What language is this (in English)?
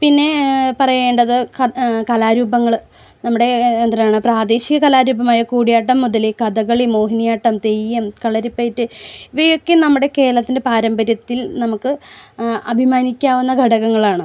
Malayalam